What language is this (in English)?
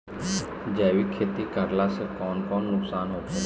Bhojpuri